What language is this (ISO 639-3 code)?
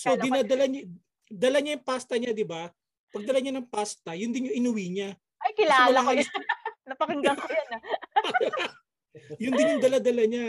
fil